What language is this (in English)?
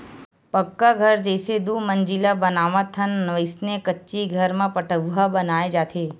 Chhattisgarhi